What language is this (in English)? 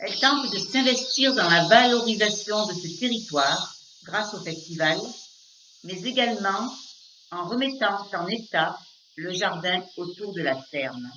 French